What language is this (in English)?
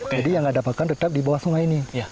Indonesian